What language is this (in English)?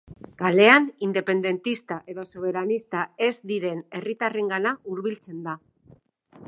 Basque